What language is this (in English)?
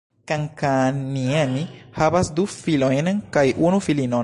Esperanto